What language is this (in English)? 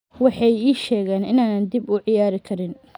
Somali